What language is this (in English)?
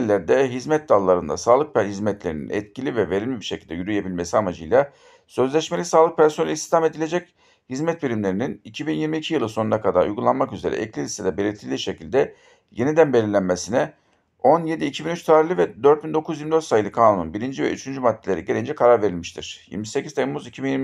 Turkish